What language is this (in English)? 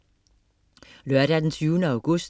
Danish